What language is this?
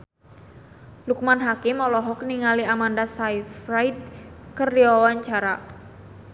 Sundanese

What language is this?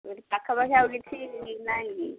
Odia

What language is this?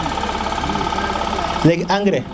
Serer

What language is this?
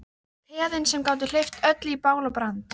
Icelandic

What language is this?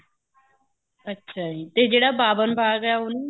Punjabi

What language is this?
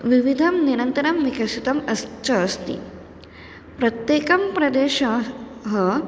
Sanskrit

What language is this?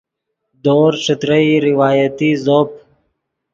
Yidgha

